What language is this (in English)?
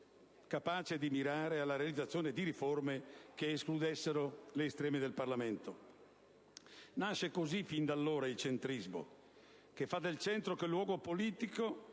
Italian